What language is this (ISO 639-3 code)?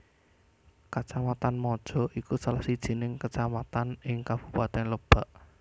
jav